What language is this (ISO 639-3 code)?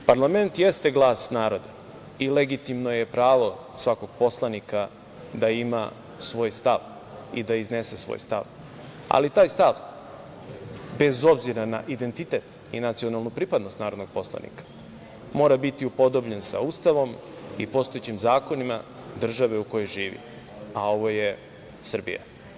srp